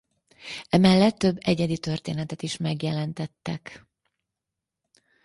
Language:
Hungarian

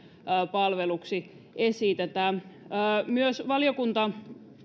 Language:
Finnish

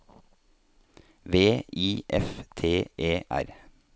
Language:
Norwegian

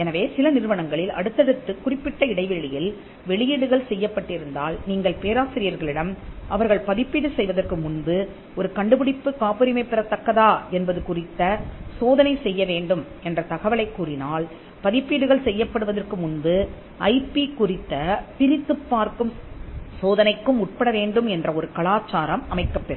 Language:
Tamil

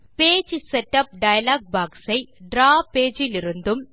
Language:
Tamil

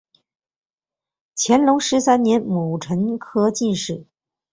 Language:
Chinese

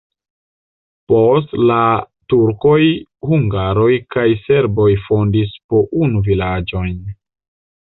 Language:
Esperanto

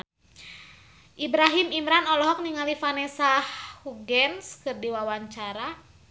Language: Sundanese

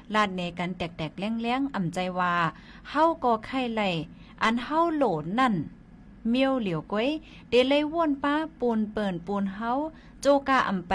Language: Thai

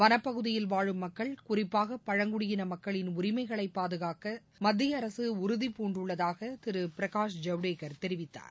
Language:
Tamil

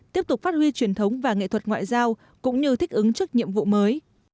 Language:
Vietnamese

